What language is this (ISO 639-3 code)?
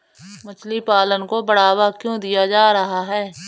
hin